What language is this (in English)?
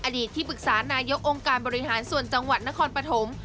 Thai